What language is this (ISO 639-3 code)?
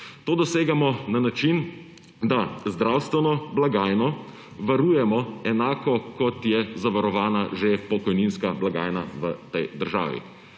slv